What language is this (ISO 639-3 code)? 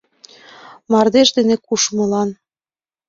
chm